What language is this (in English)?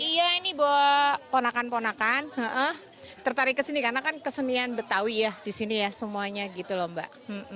Indonesian